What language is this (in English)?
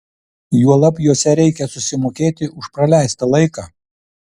Lithuanian